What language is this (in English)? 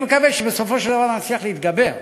Hebrew